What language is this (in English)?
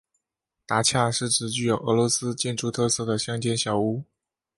Chinese